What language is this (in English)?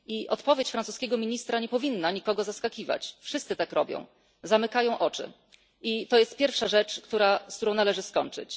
Polish